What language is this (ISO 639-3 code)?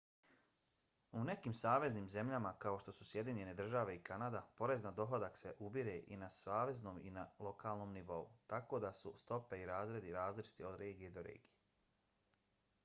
bos